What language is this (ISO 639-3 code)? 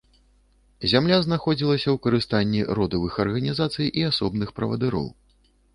bel